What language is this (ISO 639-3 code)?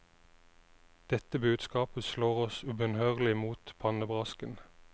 nor